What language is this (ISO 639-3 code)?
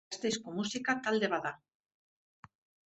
eus